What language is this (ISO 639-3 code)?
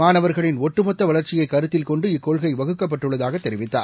tam